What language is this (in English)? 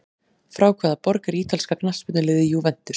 Icelandic